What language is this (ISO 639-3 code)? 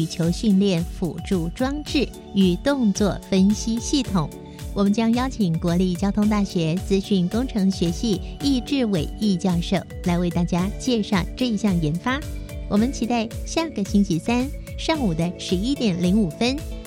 zho